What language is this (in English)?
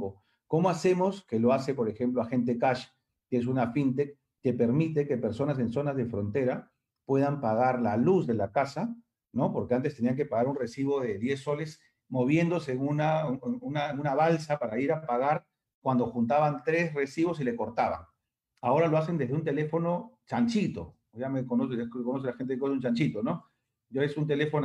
Spanish